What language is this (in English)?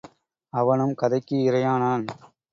Tamil